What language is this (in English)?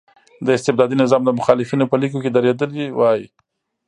Pashto